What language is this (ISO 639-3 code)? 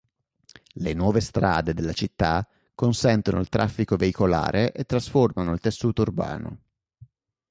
ita